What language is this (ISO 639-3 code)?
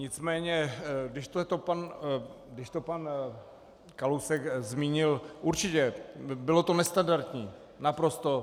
ces